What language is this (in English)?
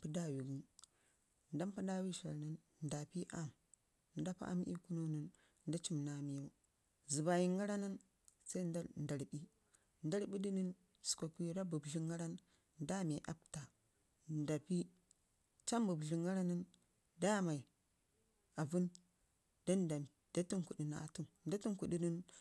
Ngizim